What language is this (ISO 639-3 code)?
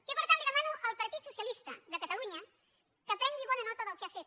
cat